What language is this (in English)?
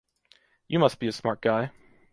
English